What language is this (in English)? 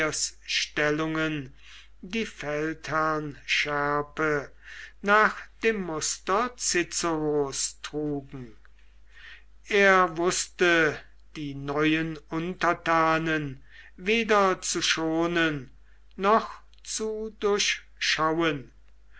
German